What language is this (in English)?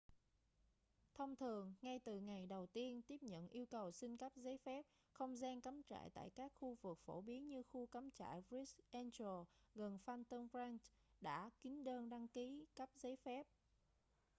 Vietnamese